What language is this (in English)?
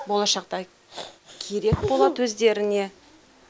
Kazakh